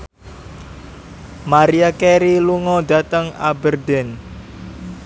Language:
Javanese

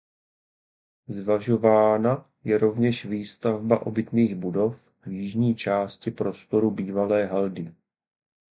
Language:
Czech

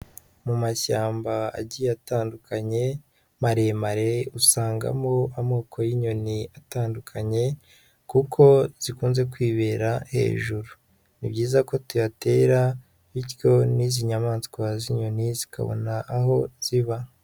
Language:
Kinyarwanda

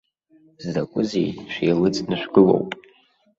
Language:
Abkhazian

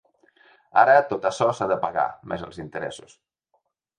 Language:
Catalan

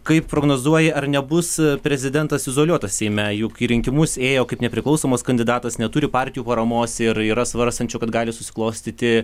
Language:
Lithuanian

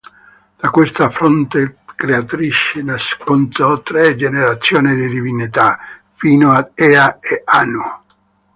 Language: Italian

